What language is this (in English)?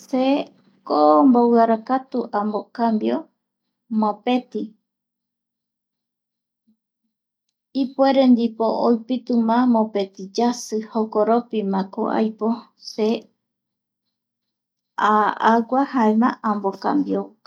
Eastern Bolivian Guaraní